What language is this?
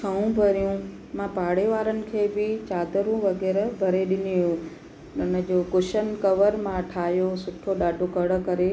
Sindhi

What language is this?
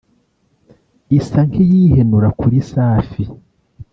Kinyarwanda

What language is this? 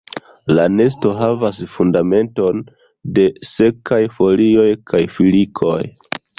Esperanto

